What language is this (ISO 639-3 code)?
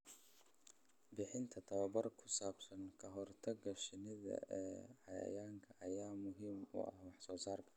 som